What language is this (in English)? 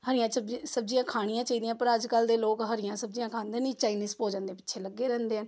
Punjabi